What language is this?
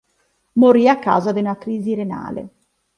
Italian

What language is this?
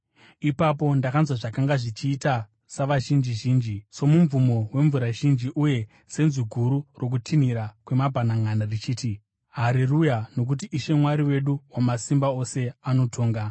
Shona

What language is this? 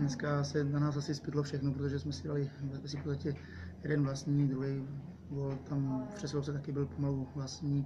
Czech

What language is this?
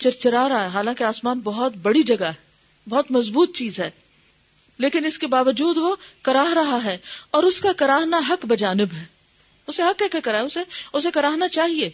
Urdu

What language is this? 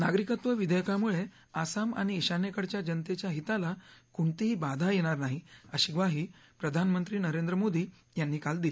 Marathi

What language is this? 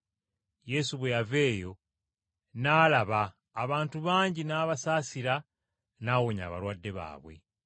Ganda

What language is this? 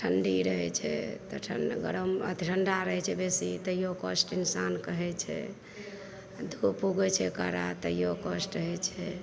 Maithili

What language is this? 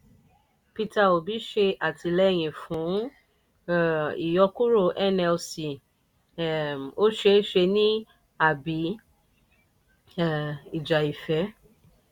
Yoruba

